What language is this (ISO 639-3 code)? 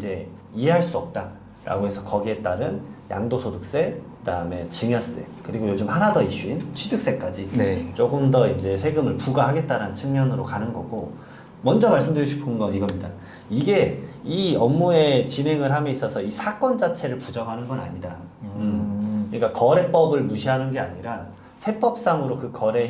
kor